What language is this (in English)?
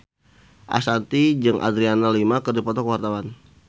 Sundanese